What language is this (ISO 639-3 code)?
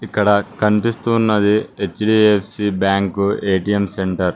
tel